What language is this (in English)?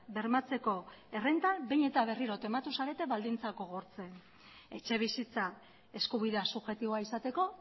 Basque